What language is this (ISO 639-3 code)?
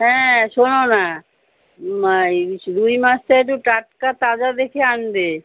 ben